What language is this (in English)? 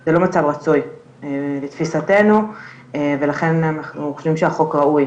Hebrew